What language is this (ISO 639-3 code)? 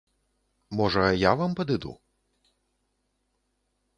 bel